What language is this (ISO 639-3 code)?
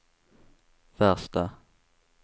swe